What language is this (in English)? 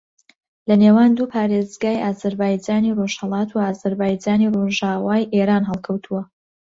Central Kurdish